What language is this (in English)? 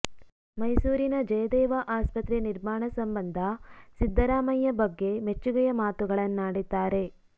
Kannada